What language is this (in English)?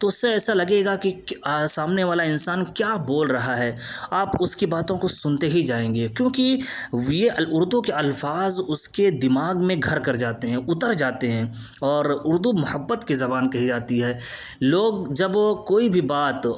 Urdu